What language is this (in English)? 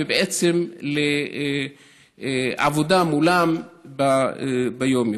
Hebrew